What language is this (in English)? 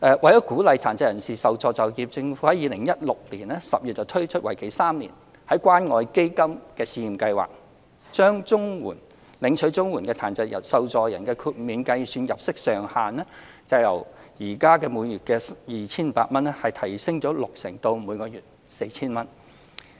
Cantonese